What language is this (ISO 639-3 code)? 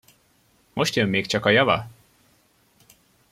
hun